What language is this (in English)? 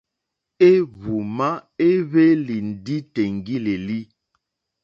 Mokpwe